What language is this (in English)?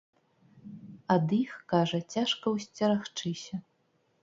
Belarusian